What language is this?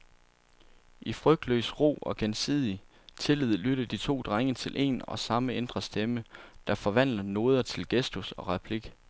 Danish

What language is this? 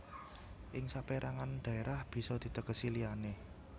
Javanese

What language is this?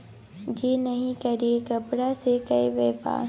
Maithili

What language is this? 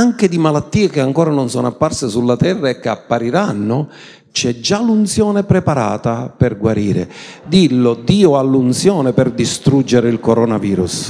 Italian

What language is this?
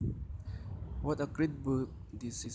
Javanese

